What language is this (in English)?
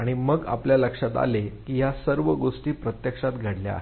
Marathi